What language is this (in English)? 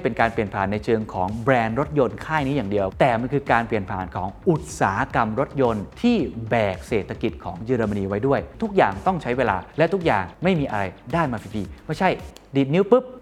Thai